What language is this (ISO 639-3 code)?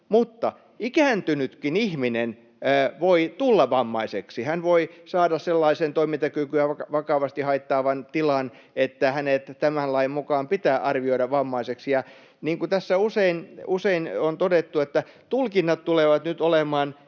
fin